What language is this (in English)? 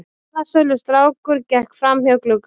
Icelandic